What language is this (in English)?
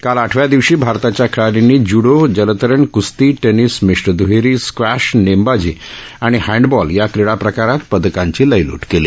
Marathi